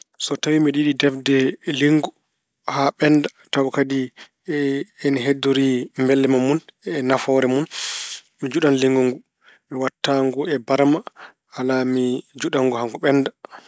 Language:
Fula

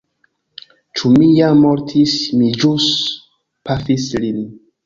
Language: Esperanto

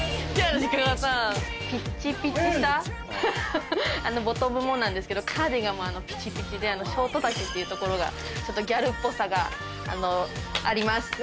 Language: Japanese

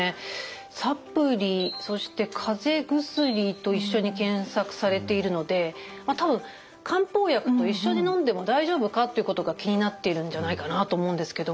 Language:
Japanese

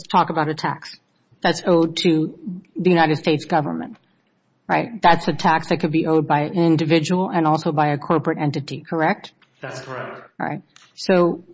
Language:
English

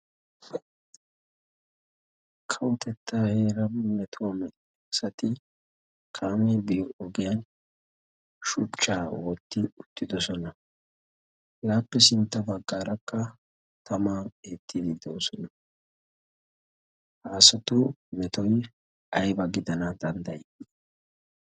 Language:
Wolaytta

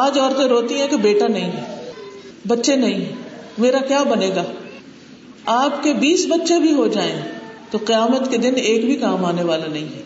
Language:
Urdu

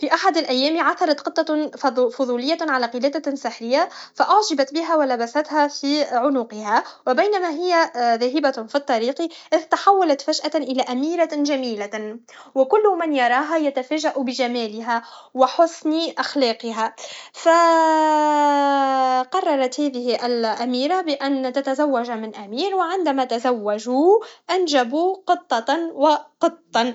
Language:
Tunisian Arabic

